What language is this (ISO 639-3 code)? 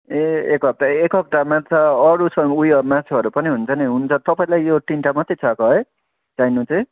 nep